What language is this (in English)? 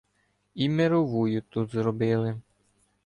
Ukrainian